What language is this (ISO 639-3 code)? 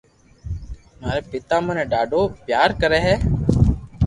lrk